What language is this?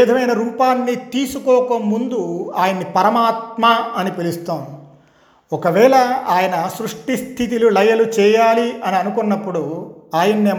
Telugu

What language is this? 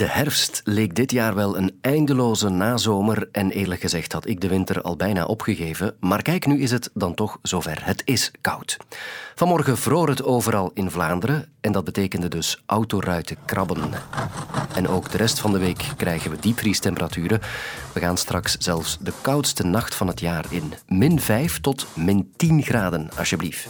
Dutch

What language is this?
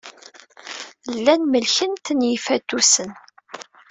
Kabyle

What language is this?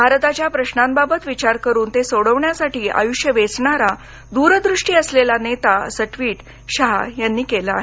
Marathi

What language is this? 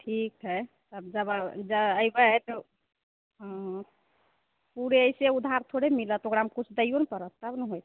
Maithili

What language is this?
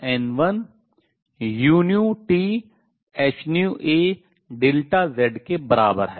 Hindi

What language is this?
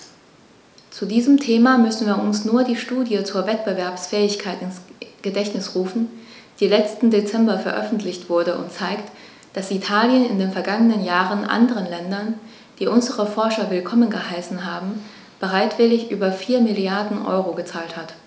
German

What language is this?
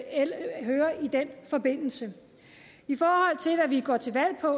Danish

